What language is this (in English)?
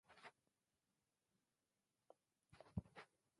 Occitan